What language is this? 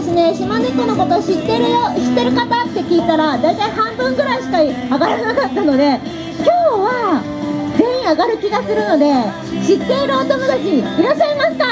Japanese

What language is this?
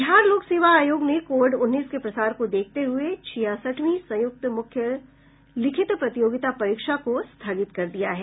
Hindi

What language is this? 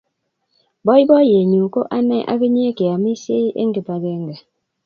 Kalenjin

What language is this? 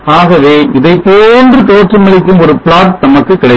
Tamil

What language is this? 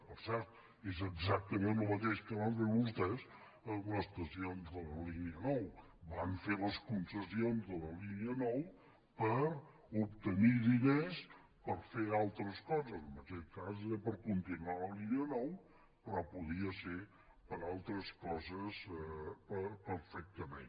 Catalan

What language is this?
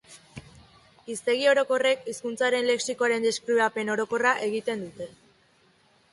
Basque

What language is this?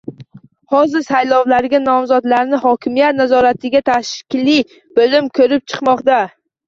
Uzbek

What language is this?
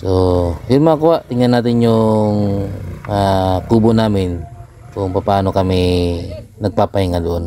Filipino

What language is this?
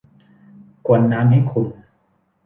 Thai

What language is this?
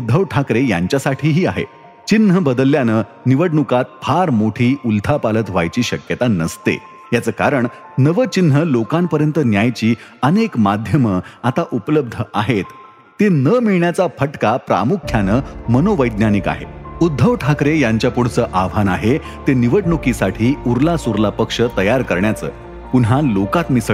Marathi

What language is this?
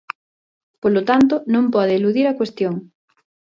Galician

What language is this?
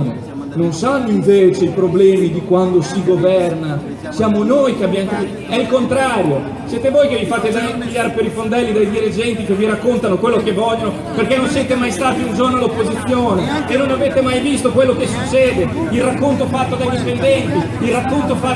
Italian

